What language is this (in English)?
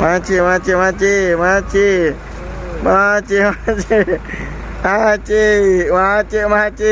Indonesian